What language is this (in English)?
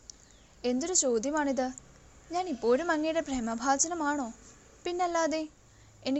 Malayalam